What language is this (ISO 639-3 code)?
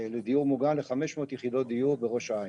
heb